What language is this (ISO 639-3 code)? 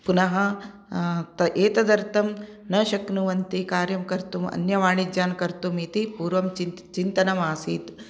san